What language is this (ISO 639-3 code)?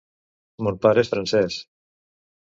cat